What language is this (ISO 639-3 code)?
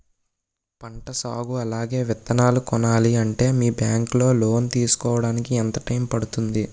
tel